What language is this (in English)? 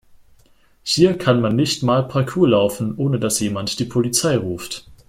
German